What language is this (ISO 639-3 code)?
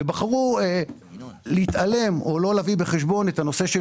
heb